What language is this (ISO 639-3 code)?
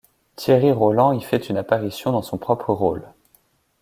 fra